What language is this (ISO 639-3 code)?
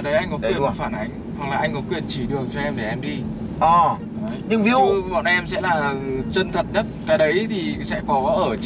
vie